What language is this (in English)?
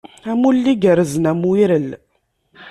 Kabyle